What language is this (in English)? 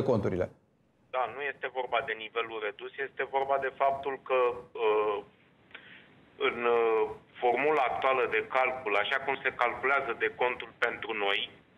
Romanian